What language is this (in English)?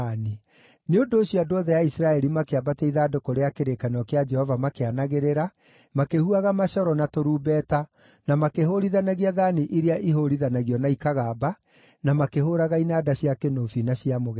Kikuyu